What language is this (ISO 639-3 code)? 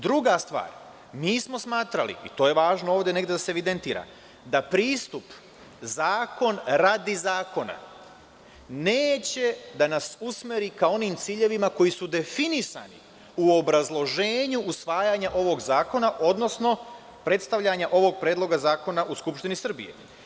srp